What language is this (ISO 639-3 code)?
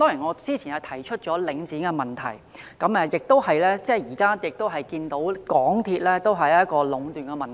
yue